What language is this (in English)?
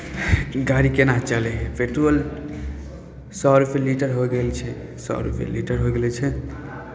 Maithili